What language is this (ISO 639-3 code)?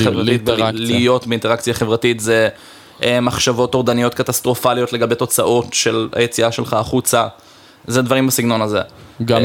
heb